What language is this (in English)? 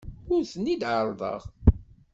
Kabyle